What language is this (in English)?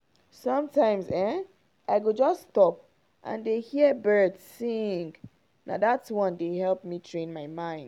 Nigerian Pidgin